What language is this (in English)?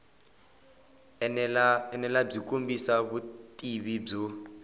Tsonga